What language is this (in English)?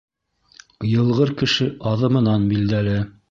Bashkir